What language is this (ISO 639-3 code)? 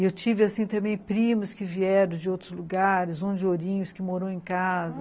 por